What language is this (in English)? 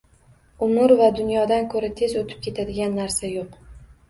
Uzbek